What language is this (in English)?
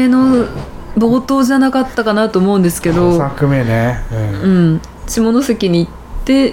Japanese